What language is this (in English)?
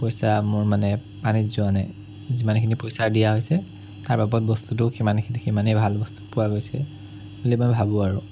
Assamese